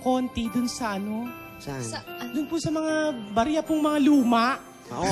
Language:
Filipino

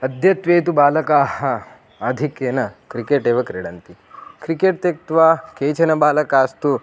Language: Sanskrit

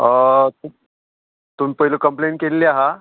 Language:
Konkani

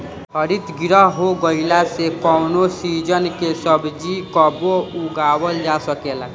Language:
Bhojpuri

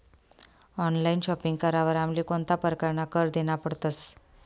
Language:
Marathi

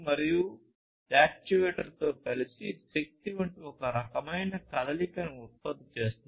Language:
Telugu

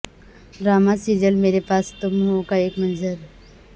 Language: Urdu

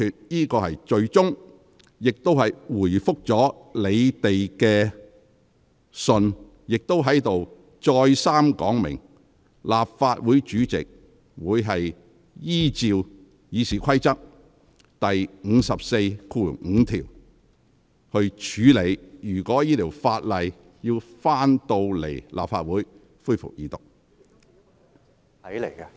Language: Cantonese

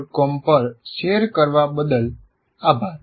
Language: Gujarati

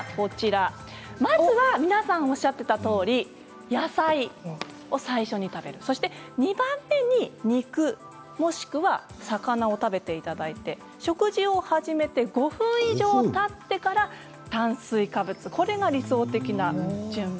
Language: Japanese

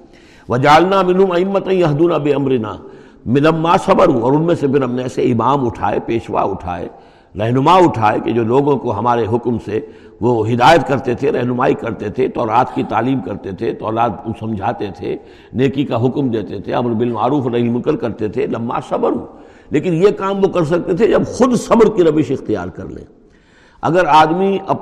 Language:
Urdu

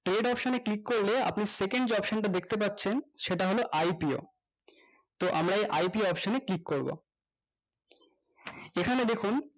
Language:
Bangla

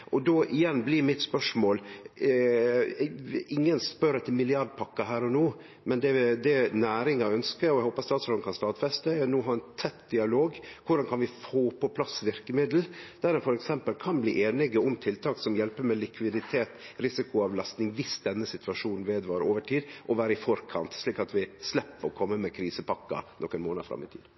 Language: Norwegian Nynorsk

